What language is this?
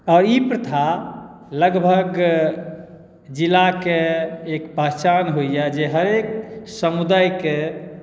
Maithili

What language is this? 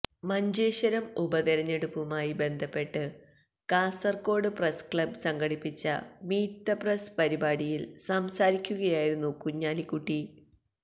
Malayalam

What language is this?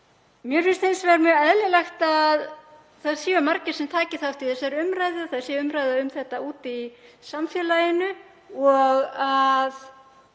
Icelandic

